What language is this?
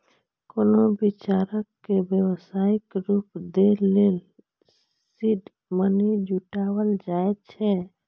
Maithili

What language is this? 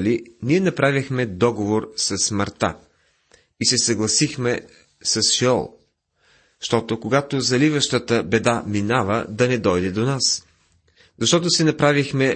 Bulgarian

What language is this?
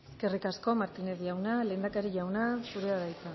Basque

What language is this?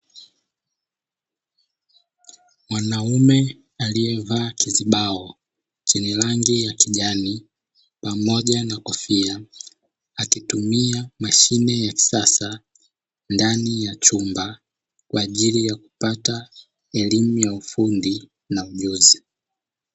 Swahili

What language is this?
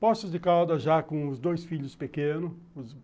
Portuguese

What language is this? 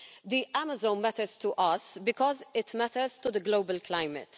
English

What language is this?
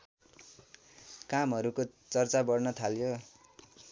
Nepali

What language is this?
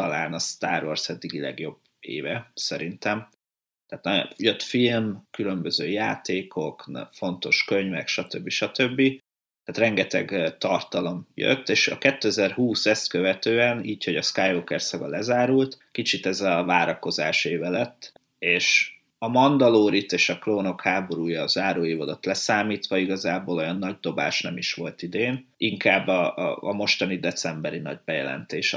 Hungarian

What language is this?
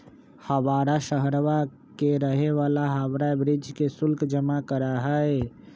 Magahi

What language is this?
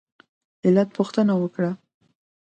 Pashto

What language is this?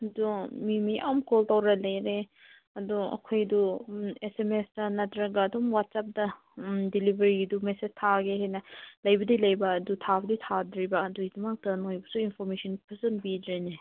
Manipuri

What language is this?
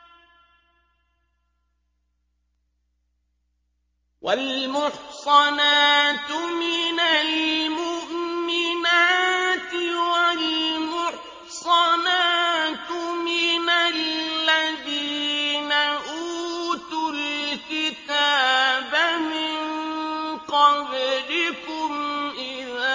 Arabic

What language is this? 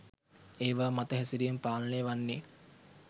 Sinhala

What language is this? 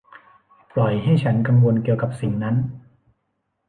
Thai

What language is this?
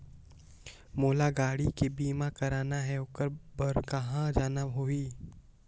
Chhattisgarhi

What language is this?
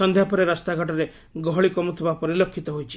Odia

